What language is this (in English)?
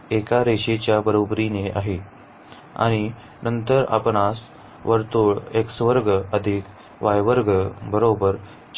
Marathi